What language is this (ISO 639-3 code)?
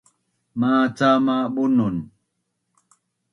bnn